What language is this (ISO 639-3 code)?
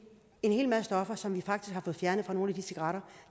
dan